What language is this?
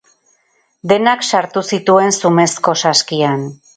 Basque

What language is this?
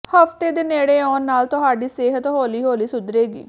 Punjabi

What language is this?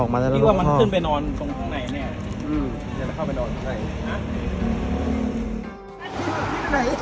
Thai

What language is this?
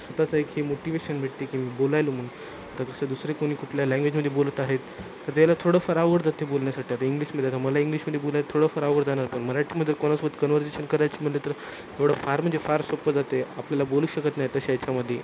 Marathi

